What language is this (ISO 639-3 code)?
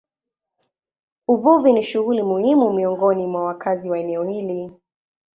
swa